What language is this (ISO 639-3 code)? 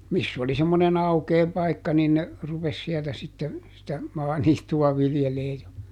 fin